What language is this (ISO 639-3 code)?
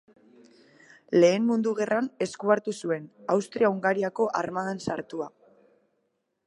eus